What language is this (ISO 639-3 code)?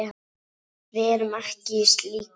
isl